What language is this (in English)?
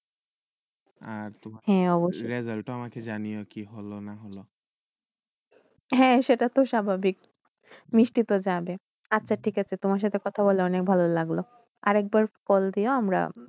Bangla